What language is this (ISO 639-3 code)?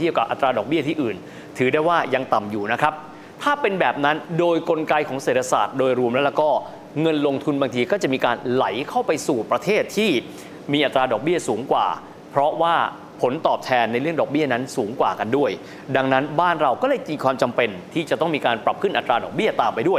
tha